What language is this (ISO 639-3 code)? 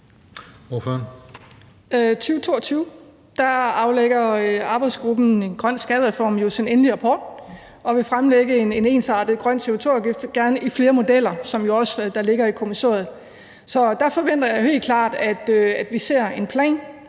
dan